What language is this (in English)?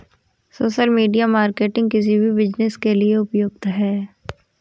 Hindi